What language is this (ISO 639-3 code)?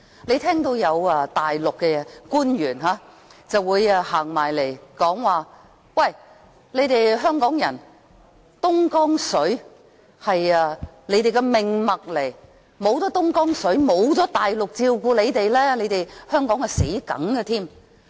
yue